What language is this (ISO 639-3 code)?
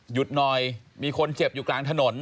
tha